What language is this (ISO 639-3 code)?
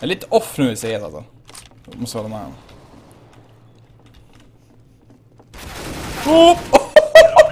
swe